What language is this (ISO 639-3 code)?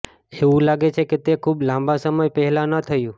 guj